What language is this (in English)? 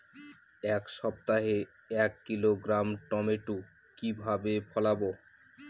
Bangla